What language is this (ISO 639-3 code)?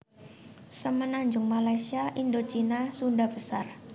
jav